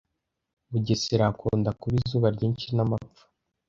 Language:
Kinyarwanda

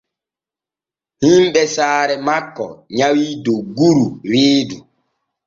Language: Borgu Fulfulde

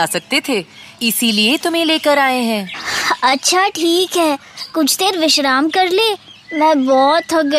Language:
Hindi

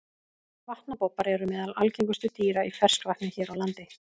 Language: Icelandic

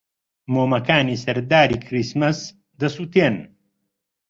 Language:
Central Kurdish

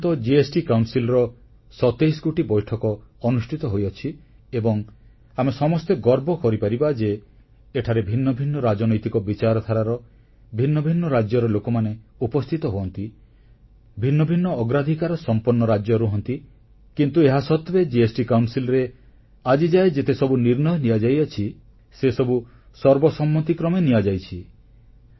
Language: Odia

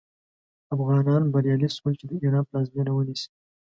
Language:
Pashto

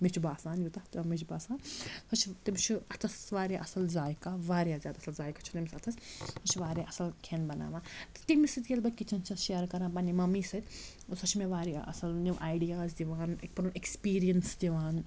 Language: Kashmiri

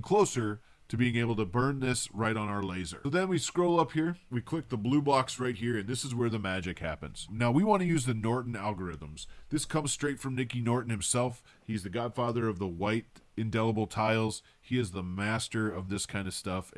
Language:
English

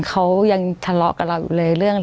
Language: Thai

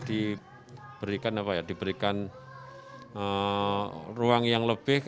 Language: Indonesian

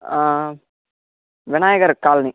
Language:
Telugu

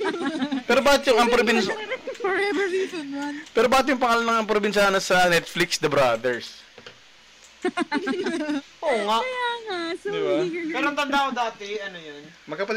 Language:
Filipino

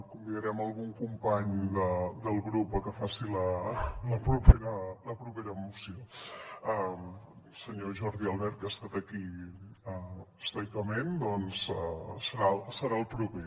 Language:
Catalan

